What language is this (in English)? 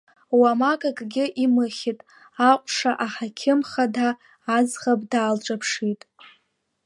Abkhazian